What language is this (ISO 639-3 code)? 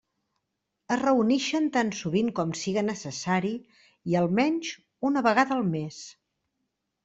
cat